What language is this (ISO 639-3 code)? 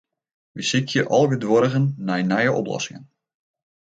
fry